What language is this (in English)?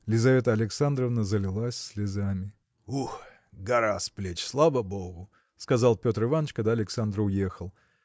Russian